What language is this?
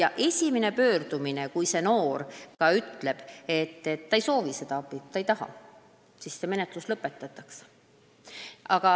Estonian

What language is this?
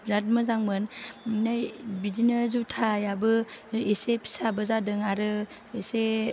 Bodo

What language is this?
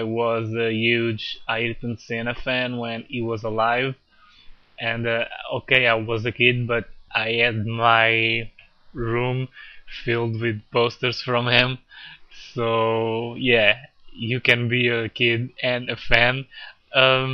English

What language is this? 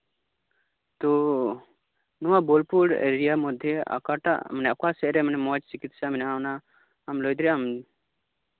Santali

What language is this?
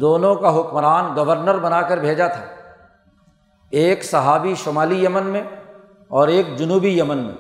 Urdu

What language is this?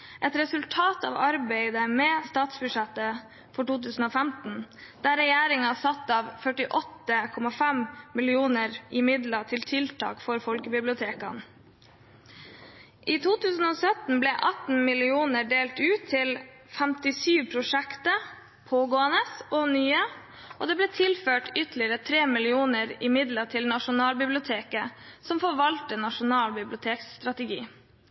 Norwegian Bokmål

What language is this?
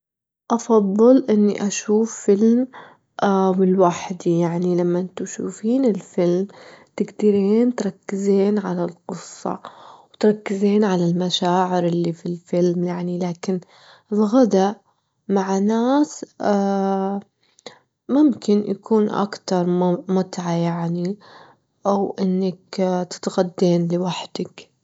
Gulf Arabic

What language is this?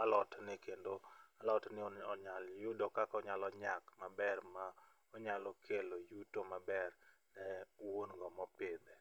Luo (Kenya and Tanzania)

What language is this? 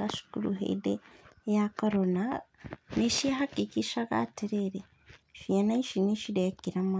Kikuyu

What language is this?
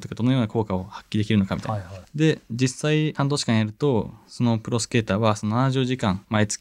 Japanese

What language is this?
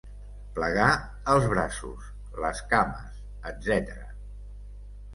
Catalan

